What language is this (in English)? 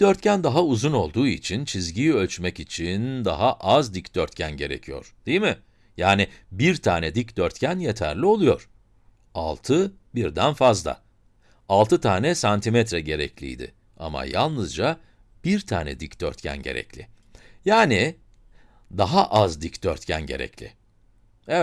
Turkish